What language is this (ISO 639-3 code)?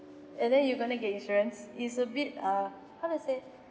eng